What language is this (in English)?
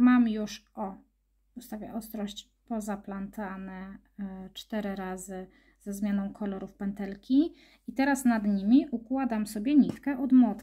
Polish